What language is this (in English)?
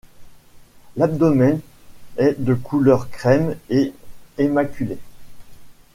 French